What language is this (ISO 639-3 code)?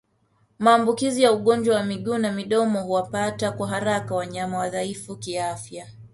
swa